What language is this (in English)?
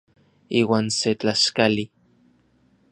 Orizaba Nahuatl